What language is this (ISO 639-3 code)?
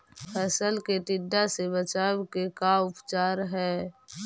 mag